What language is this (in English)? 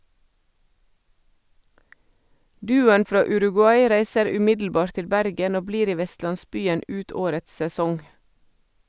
Norwegian